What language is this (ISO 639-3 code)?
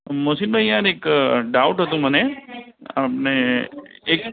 guj